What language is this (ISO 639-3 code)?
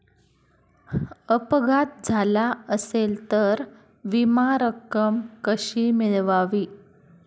mar